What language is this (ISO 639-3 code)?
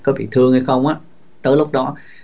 vie